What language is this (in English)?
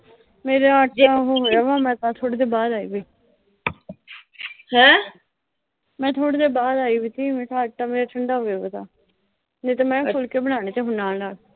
Punjabi